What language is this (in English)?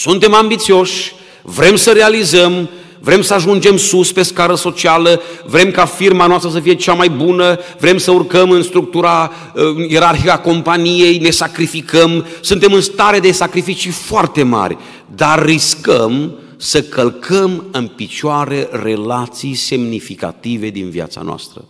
Romanian